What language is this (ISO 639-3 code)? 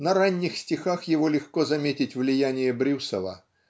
rus